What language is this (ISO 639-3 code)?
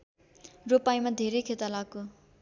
nep